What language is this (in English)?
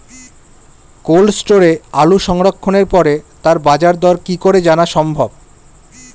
Bangla